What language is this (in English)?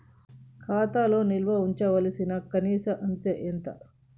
Telugu